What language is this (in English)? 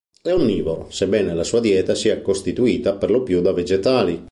Italian